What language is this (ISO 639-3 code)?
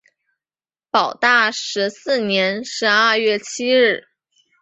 zho